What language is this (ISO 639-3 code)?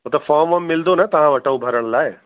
snd